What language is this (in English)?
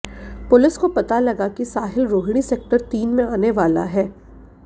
Hindi